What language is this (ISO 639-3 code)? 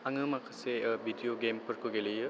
brx